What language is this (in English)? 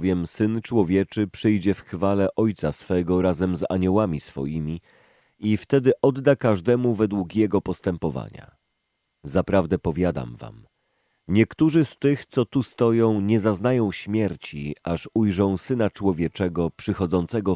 Polish